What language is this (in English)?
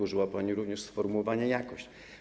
Polish